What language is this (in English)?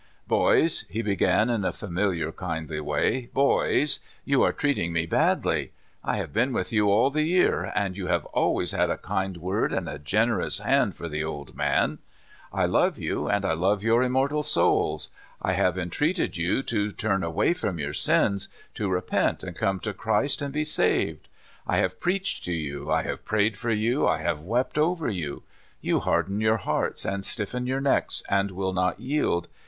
English